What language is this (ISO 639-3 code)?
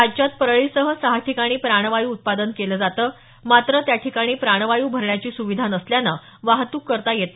mar